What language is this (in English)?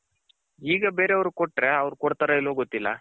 Kannada